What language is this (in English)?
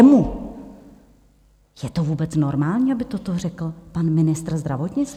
Czech